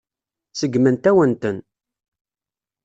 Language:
Kabyle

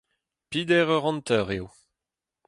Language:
Breton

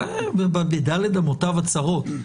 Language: Hebrew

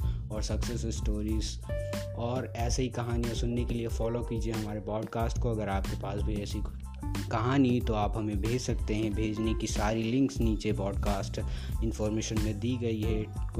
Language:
Hindi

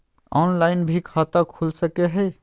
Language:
Magahi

